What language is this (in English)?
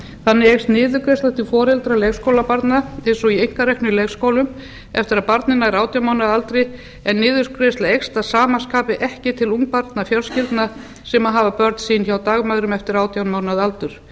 Icelandic